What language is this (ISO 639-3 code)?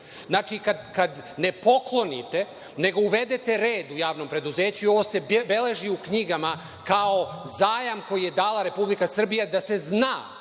srp